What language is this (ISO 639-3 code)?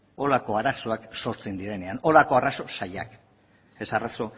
eus